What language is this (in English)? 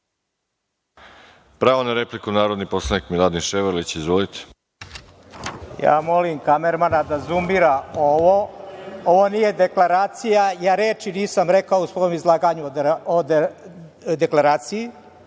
Serbian